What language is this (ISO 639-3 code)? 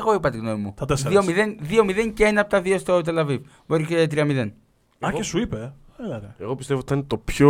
ell